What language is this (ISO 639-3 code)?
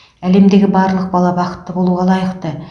kaz